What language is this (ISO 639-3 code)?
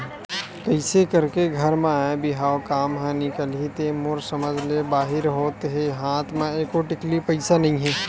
hne